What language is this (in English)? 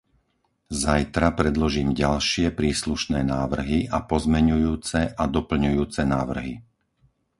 Slovak